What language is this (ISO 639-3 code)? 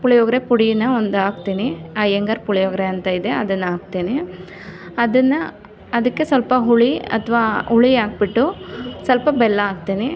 kan